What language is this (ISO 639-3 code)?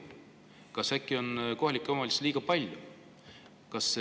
est